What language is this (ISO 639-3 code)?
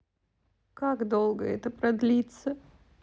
rus